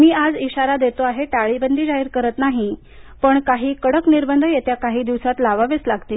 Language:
Marathi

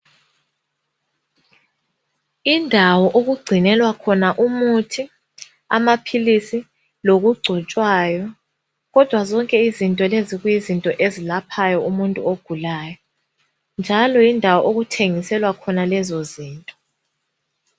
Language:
North Ndebele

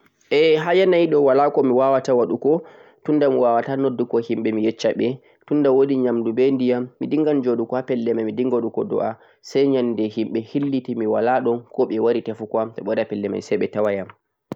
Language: Central-Eastern Niger Fulfulde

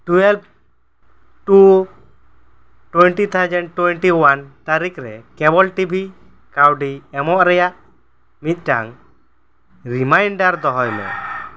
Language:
Santali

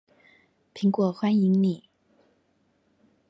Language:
Chinese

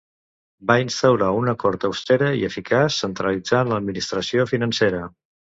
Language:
Catalan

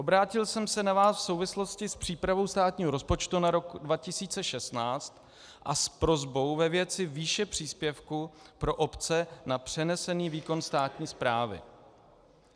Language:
Czech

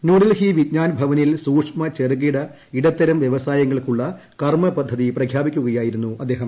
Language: Malayalam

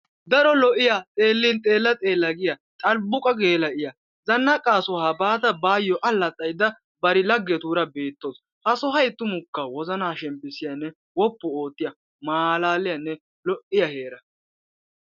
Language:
Wolaytta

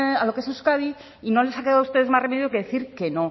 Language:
Spanish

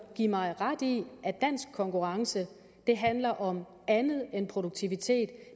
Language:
Danish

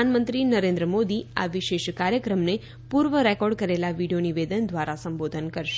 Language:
Gujarati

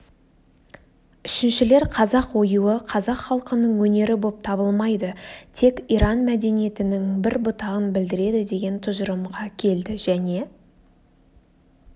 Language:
Kazakh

